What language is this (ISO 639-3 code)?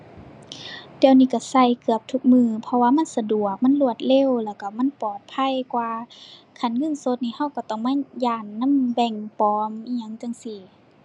tha